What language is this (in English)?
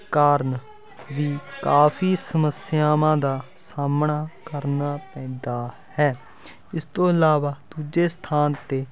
Punjabi